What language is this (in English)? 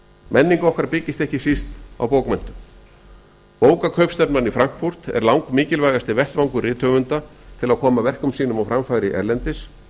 Icelandic